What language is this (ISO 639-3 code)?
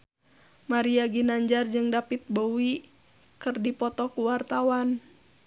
sun